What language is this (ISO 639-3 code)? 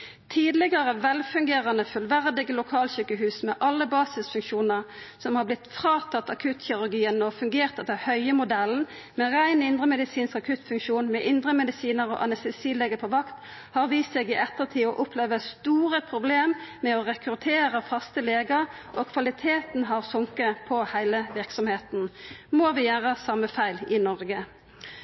nno